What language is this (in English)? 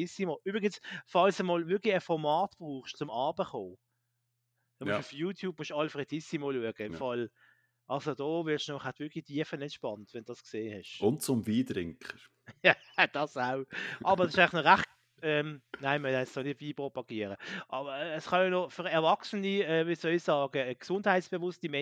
German